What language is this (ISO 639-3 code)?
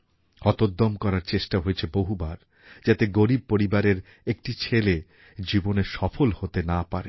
ben